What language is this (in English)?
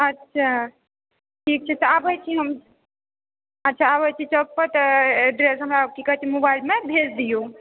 Maithili